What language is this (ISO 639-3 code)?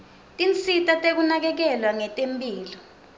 ssw